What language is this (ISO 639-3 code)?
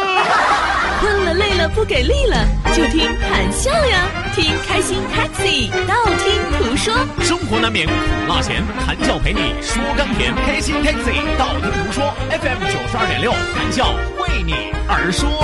zho